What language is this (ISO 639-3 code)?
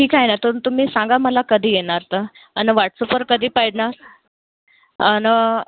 mar